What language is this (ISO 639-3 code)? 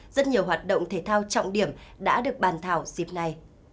vie